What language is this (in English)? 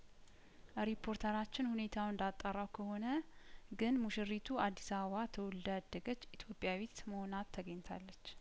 Amharic